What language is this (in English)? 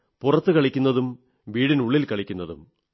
Malayalam